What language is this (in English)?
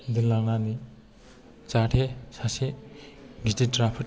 Bodo